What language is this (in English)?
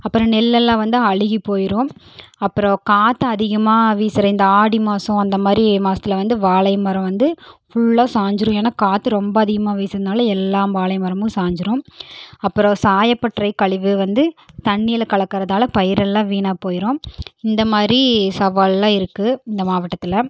Tamil